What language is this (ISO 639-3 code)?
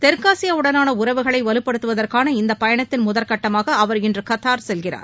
tam